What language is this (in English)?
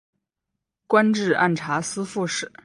Chinese